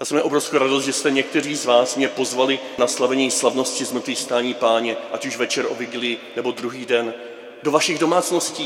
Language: Czech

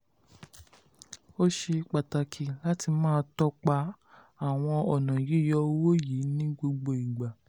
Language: Yoruba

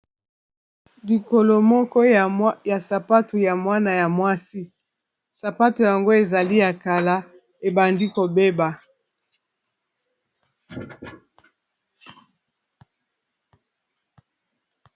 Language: Lingala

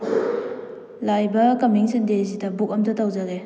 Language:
Manipuri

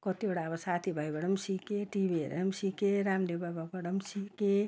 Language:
Nepali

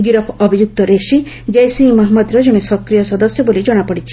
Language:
Odia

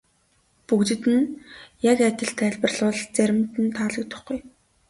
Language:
Mongolian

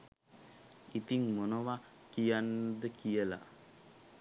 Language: Sinhala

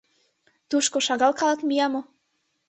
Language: Mari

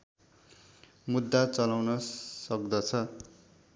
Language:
Nepali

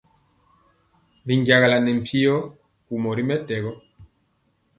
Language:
Mpiemo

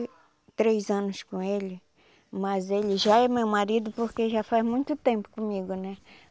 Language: Portuguese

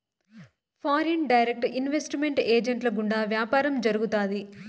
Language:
Telugu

